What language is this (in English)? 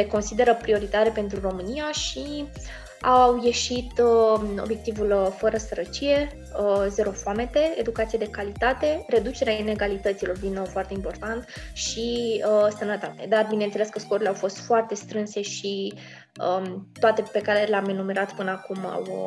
Romanian